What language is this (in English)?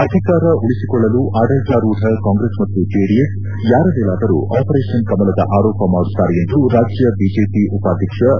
Kannada